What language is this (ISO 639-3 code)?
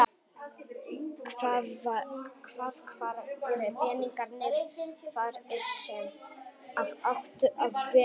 isl